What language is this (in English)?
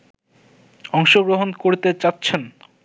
Bangla